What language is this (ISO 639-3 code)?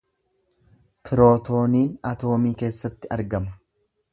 orm